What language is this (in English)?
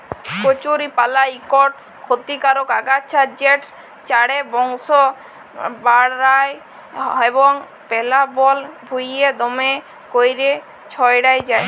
Bangla